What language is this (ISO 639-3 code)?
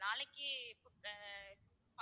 tam